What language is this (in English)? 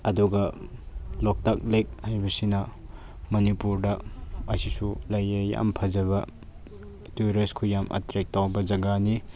Manipuri